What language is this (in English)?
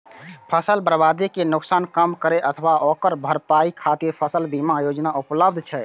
Maithili